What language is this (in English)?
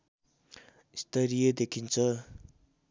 Nepali